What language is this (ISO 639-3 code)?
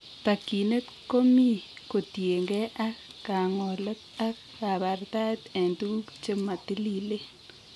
kln